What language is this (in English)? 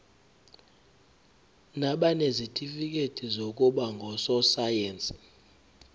Zulu